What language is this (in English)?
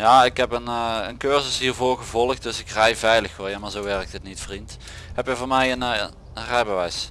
Dutch